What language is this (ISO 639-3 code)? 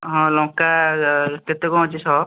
ori